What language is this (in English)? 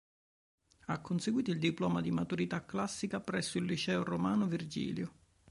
Italian